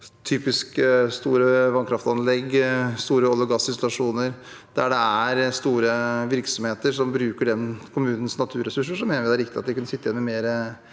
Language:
Norwegian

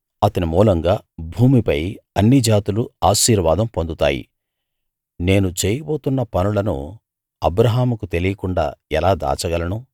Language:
Telugu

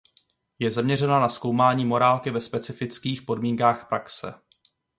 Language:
Czech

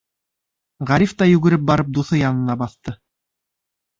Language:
Bashkir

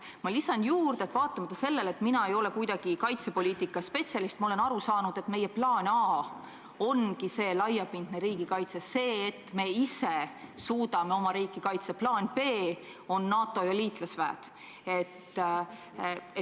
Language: Estonian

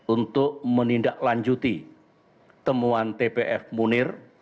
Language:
Indonesian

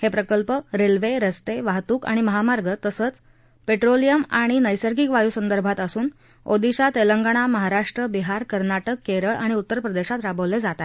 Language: Marathi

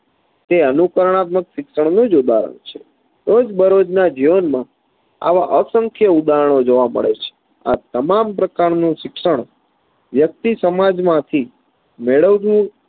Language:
Gujarati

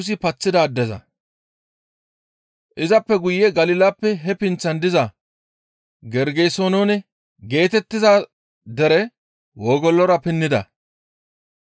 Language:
Gamo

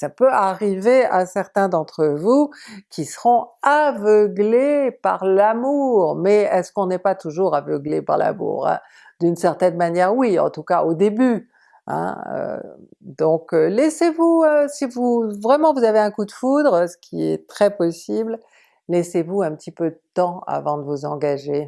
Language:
French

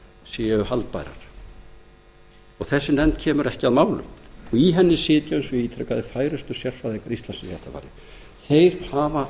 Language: Icelandic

